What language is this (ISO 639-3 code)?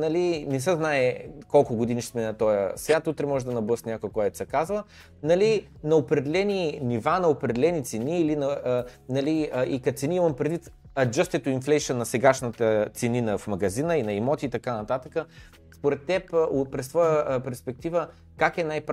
bul